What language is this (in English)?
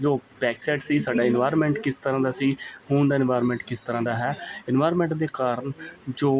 Punjabi